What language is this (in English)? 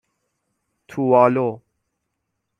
Persian